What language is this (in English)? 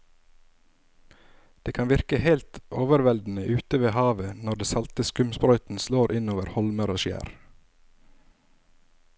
Norwegian